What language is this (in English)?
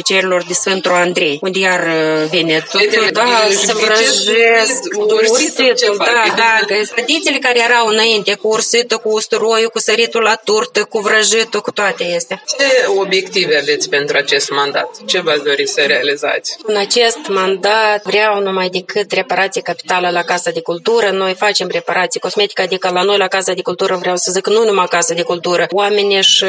Romanian